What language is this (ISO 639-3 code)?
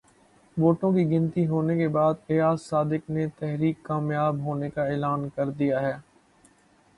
urd